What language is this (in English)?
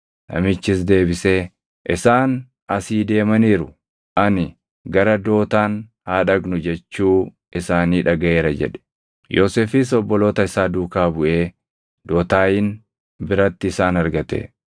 Oromo